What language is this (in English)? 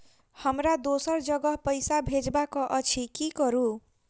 Maithili